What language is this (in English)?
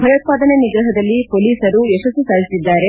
Kannada